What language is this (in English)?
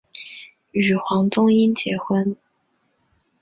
Chinese